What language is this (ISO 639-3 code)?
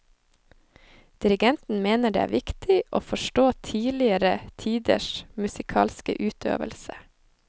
nor